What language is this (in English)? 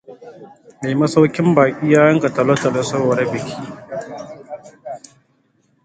Hausa